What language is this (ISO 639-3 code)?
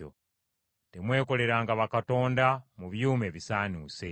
lug